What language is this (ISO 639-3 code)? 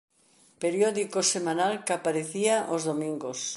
glg